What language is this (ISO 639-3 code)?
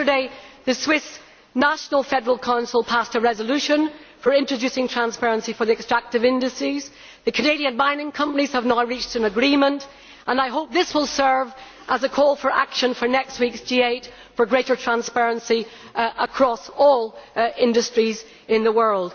eng